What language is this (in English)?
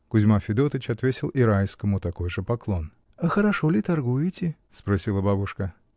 Russian